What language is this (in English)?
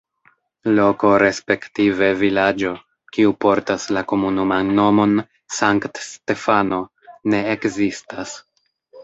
Esperanto